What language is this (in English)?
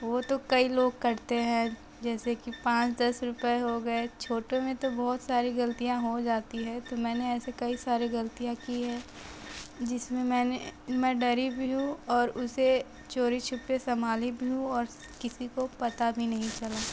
Hindi